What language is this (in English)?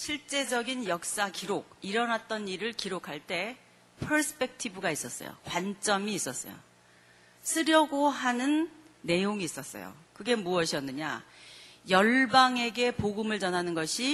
Korean